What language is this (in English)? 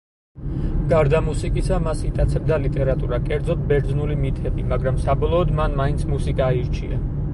Georgian